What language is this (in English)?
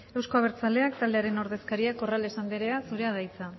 Basque